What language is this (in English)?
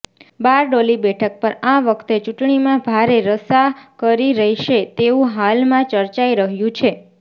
Gujarati